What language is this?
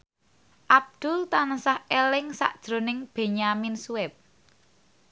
Javanese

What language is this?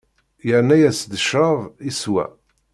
Kabyle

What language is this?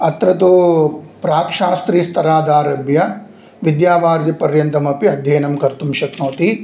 Sanskrit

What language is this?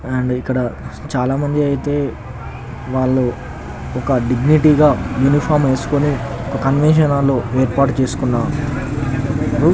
Telugu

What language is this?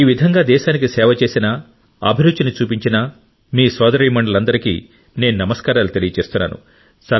Telugu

